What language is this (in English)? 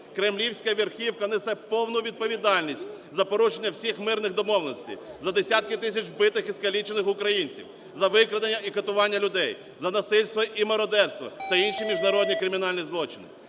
Ukrainian